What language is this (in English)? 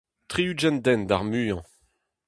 Breton